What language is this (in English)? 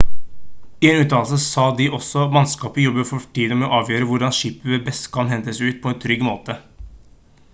Norwegian Bokmål